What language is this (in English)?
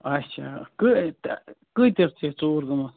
Kashmiri